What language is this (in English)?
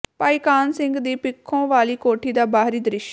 Punjabi